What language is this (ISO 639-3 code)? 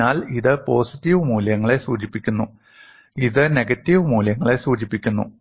mal